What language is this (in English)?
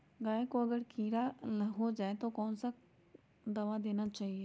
Magahi